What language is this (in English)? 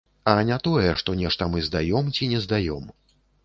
Belarusian